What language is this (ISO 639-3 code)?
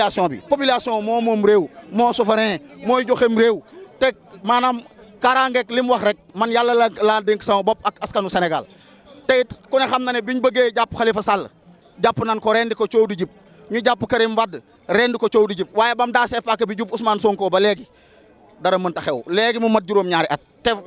ind